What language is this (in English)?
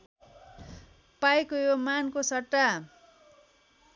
Nepali